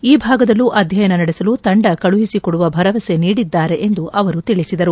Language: Kannada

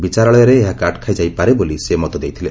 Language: Odia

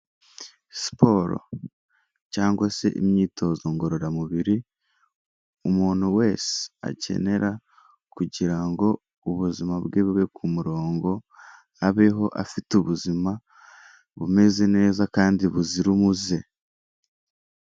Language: Kinyarwanda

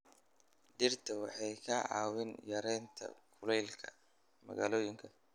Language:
Somali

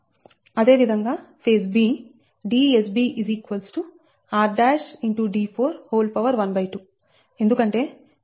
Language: Telugu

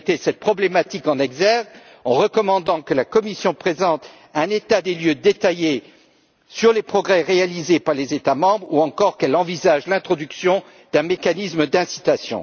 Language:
French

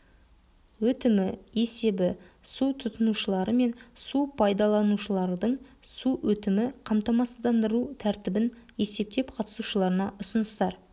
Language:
Kazakh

